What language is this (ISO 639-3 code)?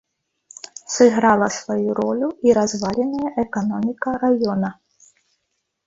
bel